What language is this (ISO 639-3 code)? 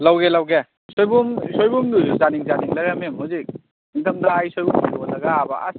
mni